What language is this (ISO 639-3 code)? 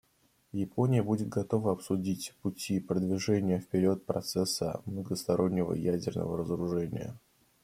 rus